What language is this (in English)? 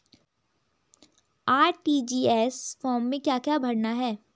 Hindi